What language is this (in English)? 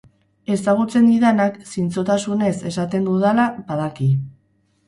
Basque